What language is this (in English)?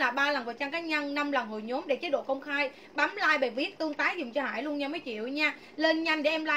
Vietnamese